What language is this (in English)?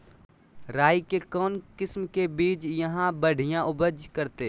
Magahi